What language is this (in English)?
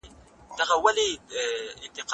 Pashto